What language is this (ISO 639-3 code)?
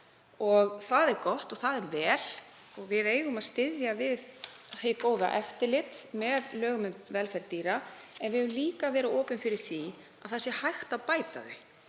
isl